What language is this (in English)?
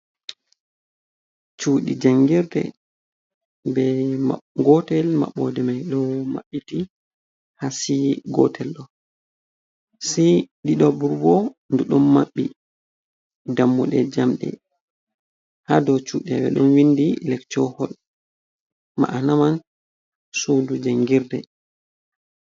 Fula